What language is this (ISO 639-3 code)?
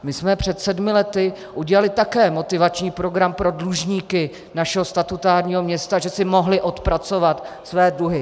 ces